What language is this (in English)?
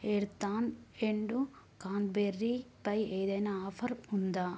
Telugu